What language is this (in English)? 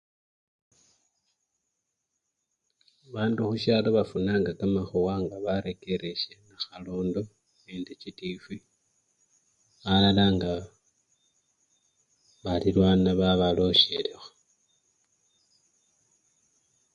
Luyia